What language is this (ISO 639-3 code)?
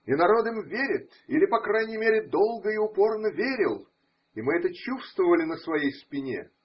rus